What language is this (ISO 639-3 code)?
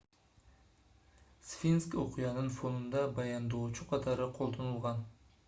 kir